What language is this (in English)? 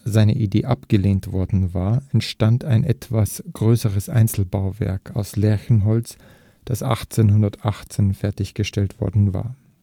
German